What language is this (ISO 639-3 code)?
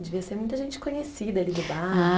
por